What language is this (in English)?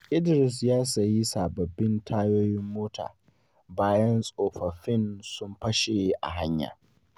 Hausa